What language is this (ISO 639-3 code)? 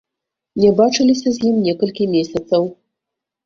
bel